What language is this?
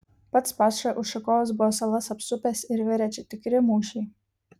Lithuanian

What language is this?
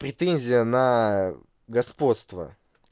Russian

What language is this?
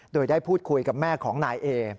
Thai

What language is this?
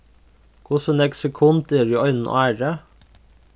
Faroese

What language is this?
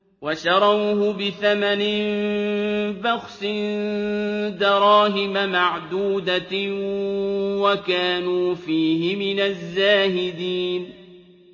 Arabic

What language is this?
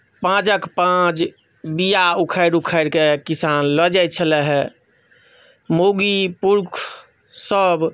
Maithili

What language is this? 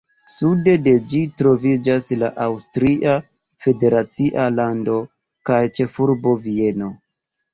Esperanto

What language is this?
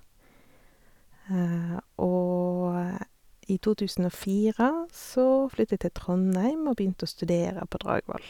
Norwegian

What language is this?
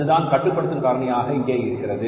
Tamil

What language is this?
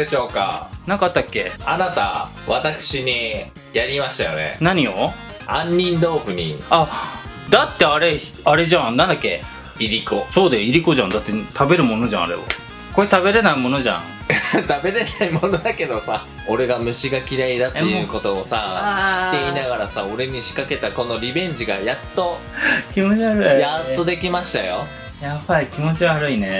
Japanese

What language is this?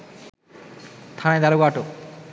Bangla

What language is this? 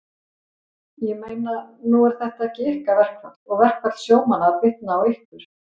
Icelandic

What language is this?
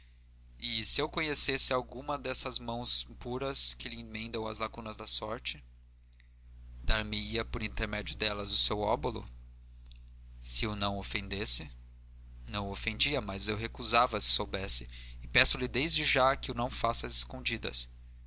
Portuguese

